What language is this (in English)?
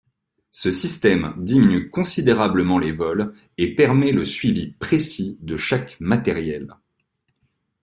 French